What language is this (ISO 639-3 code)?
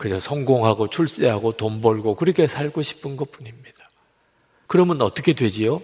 kor